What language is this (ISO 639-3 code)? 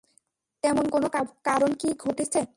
ben